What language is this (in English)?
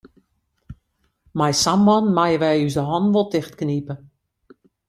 Western Frisian